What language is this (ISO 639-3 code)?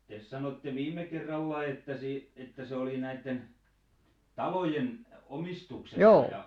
fin